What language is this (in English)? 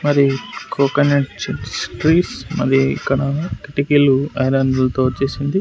Telugu